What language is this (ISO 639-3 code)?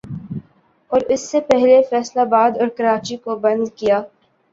urd